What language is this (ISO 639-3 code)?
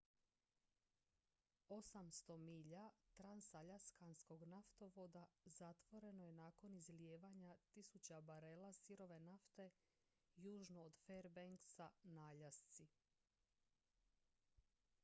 hrv